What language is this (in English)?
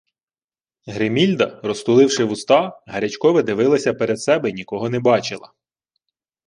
Ukrainian